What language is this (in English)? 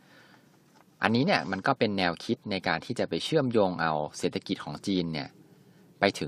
Thai